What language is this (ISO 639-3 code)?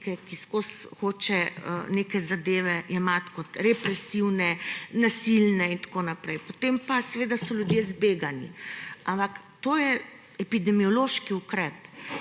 slv